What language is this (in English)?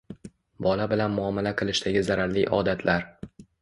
Uzbek